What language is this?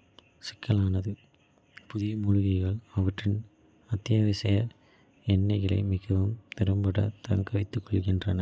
Kota (India)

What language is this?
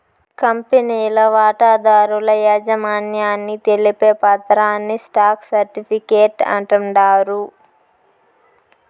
Telugu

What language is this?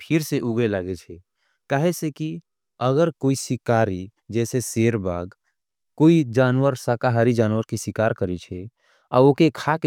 Angika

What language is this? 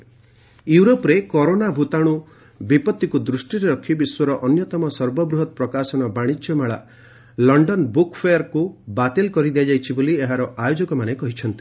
Odia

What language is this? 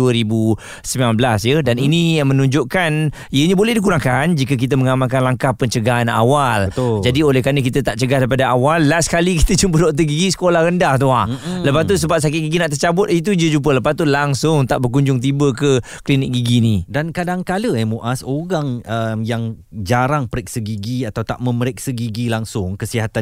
Malay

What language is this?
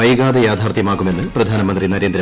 Malayalam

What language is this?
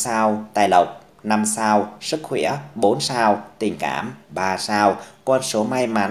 Vietnamese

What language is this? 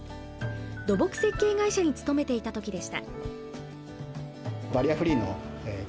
Japanese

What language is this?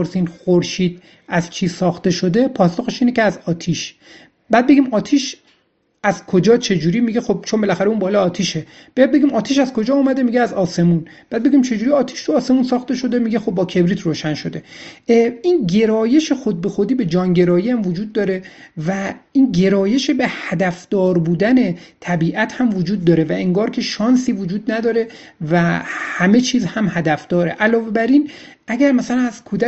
Persian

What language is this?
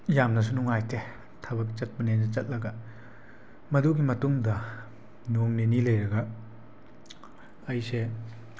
Manipuri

